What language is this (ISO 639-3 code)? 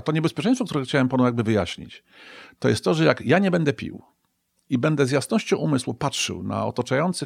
pol